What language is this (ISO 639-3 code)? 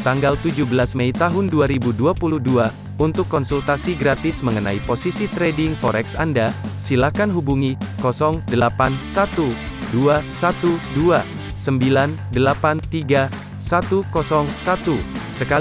ind